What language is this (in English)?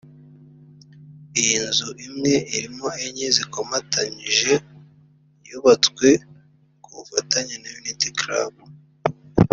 Kinyarwanda